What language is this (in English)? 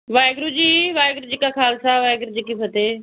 Punjabi